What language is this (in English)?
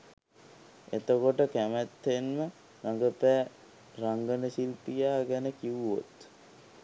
Sinhala